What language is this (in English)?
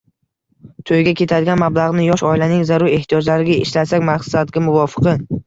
Uzbek